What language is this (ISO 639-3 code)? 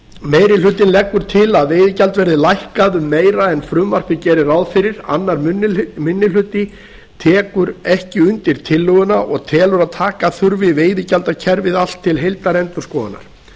isl